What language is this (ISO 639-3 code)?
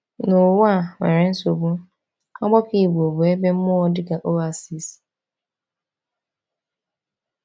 ibo